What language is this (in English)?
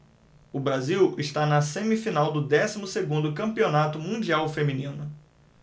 Portuguese